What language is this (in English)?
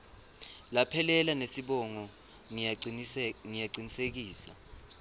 Swati